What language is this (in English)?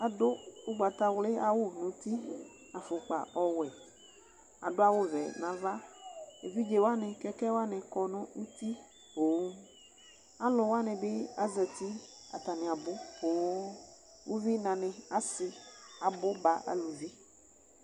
Ikposo